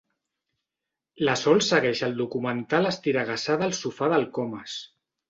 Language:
Catalan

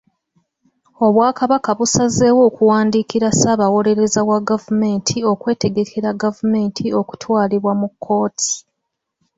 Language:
Ganda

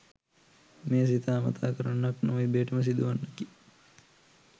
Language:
Sinhala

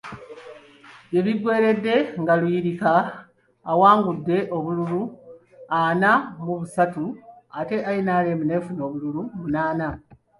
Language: Ganda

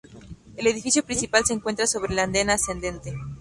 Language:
Spanish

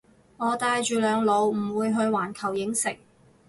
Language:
Cantonese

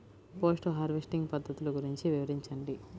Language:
Telugu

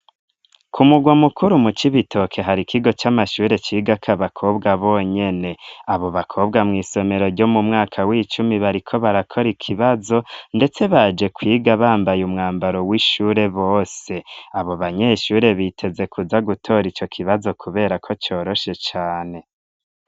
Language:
Rundi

